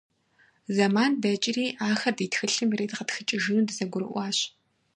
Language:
Kabardian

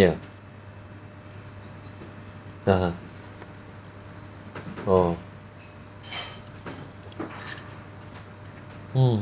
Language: English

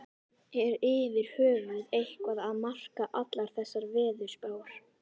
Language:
Icelandic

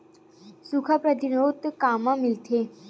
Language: Chhattisgarhi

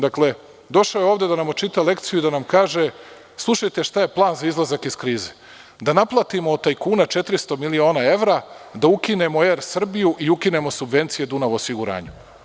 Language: Serbian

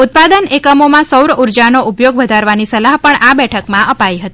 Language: Gujarati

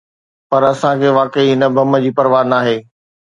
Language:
Sindhi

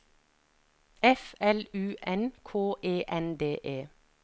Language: Norwegian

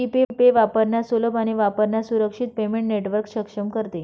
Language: Marathi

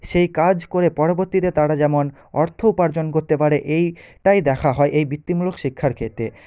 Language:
Bangla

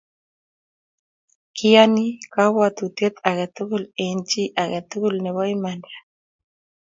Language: Kalenjin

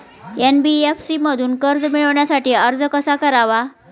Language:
Marathi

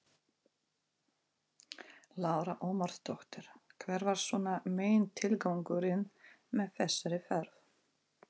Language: Icelandic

